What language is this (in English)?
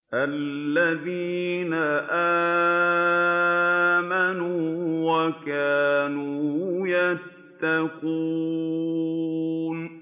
Arabic